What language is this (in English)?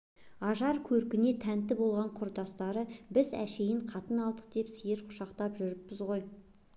Kazakh